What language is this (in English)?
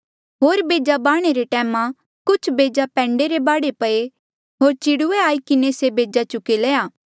Mandeali